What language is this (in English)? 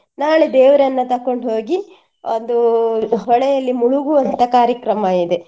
Kannada